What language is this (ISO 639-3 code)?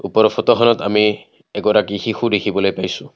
asm